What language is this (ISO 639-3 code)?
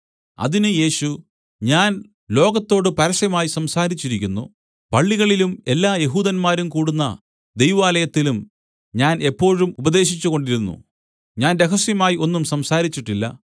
mal